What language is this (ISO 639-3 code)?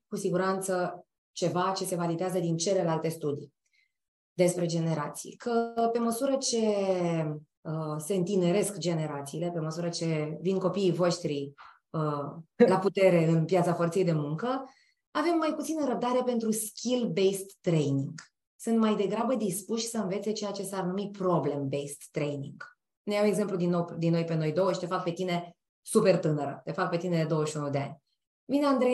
ron